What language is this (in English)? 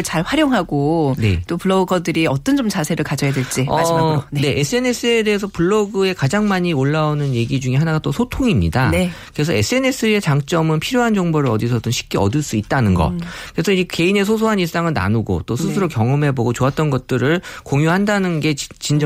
Korean